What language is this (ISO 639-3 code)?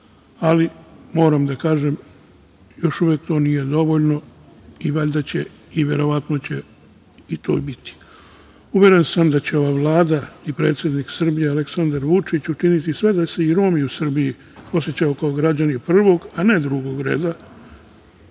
srp